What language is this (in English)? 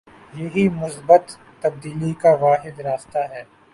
Urdu